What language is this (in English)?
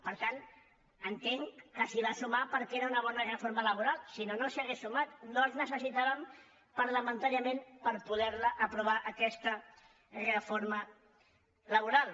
Catalan